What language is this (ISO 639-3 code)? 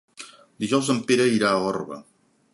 cat